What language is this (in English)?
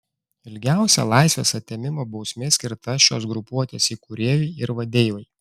Lithuanian